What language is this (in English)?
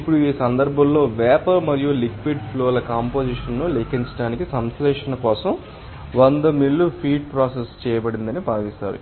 Telugu